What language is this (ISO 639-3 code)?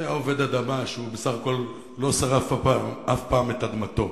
heb